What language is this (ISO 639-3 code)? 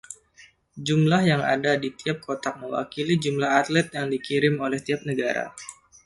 ind